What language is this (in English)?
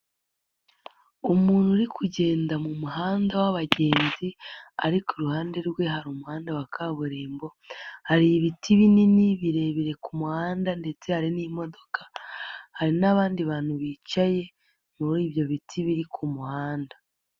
Kinyarwanda